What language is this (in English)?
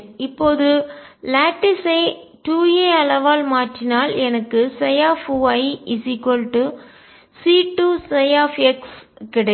Tamil